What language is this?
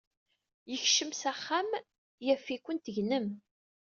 Kabyle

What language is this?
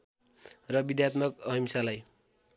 Nepali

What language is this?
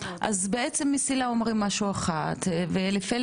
Hebrew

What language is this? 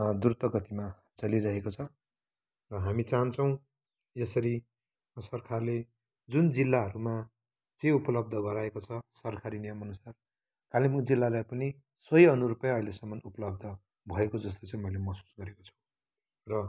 Nepali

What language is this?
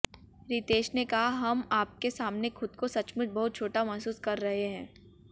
Hindi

